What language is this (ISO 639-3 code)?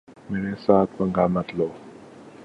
urd